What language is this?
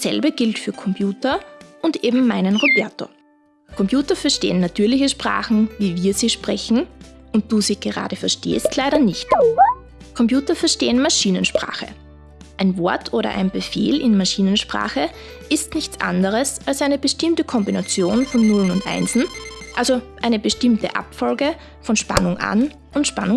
German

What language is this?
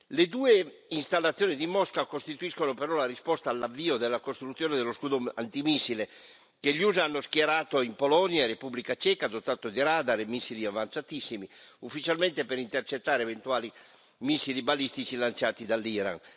Italian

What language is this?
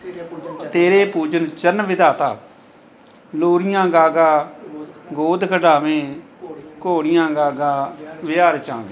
Punjabi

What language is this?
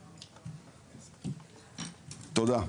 Hebrew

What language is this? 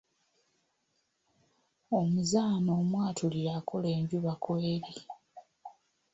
Ganda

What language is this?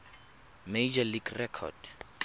Tswana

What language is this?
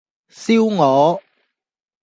Cantonese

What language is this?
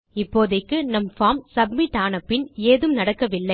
Tamil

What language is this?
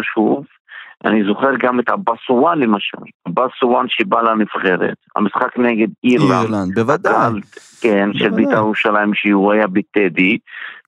Hebrew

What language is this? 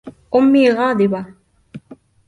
Arabic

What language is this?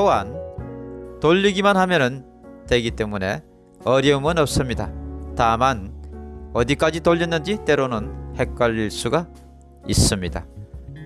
Korean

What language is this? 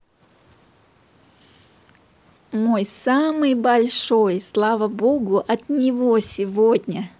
Russian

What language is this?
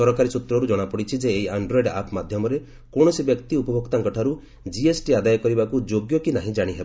Odia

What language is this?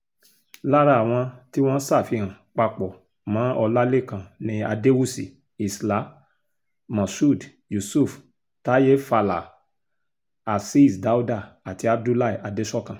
Yoruba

